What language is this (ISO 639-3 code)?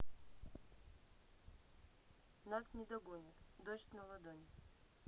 rus